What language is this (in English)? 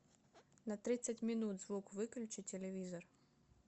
Russian